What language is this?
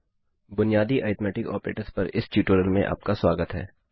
Hindi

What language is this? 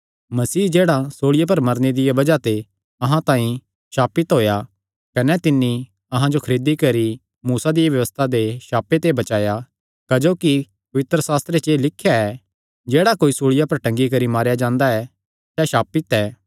Kangri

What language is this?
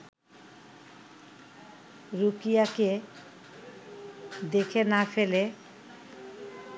Bangla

